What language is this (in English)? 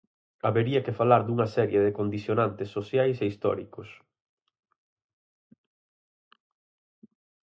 Galician